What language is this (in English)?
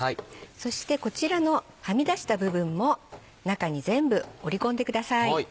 Japanese